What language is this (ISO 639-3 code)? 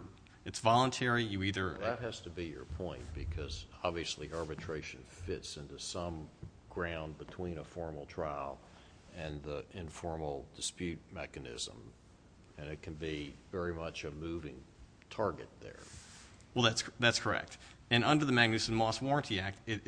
eng